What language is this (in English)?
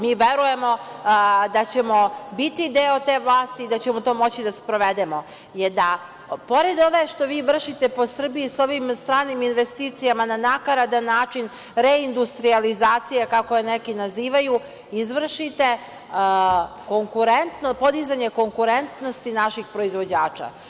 Serbian